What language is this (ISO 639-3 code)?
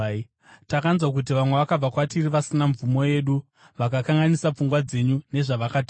sna